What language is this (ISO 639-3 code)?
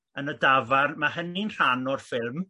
cym